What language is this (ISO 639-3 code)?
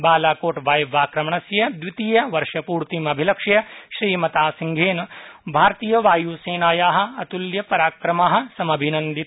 san